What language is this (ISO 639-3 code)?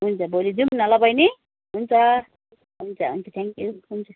nep